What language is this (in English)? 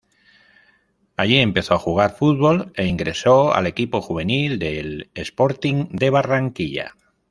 Spanish